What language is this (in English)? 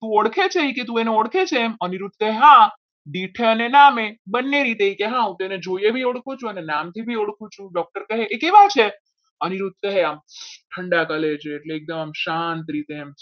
Gujarati